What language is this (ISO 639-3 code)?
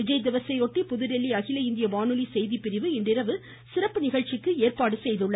tam